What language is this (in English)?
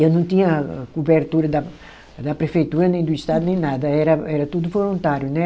Portuguese